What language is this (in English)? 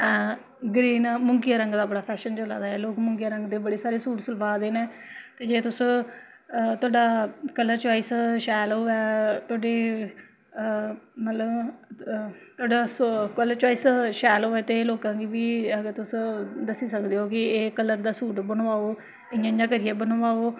Dogri